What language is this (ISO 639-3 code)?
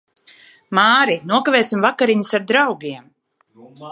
lav